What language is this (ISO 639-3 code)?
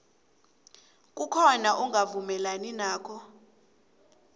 nbl